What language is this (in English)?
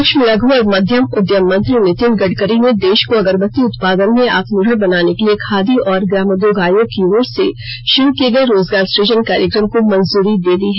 Hindi